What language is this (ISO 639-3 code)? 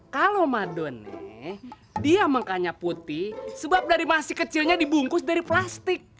ind